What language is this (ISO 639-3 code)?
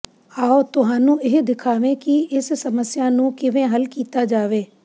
pan